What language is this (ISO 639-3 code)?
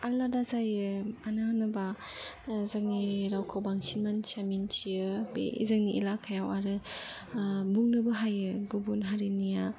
brx